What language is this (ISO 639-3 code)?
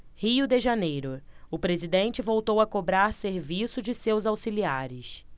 por